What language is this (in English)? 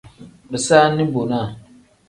Tem